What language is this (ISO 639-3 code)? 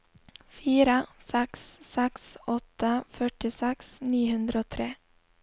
nor